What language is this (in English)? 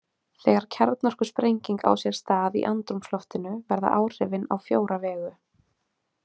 Icelandic